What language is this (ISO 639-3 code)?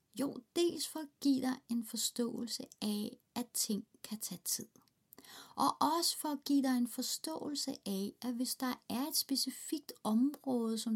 dan